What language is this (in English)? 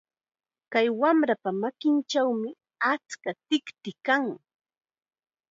Chiquián Ancash Quechua